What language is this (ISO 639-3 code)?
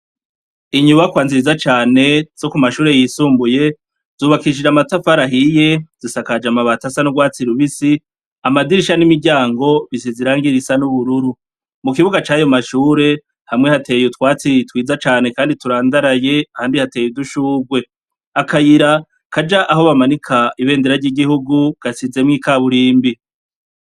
run